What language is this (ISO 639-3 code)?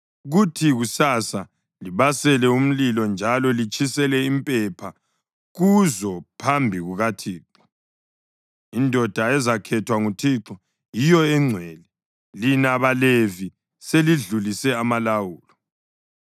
nde